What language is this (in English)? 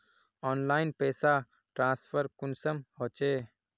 Magahi